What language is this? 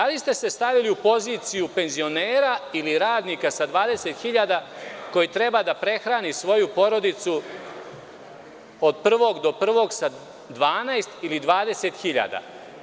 Serbian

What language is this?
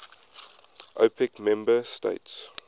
English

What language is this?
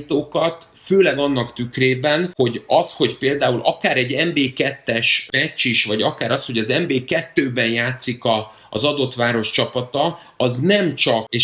Hungarian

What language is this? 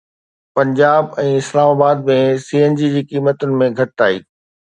Sindhi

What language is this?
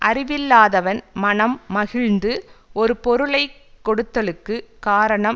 Tamil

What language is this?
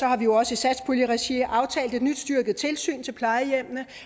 Danish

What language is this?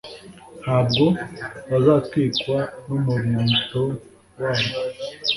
Kinyarwanda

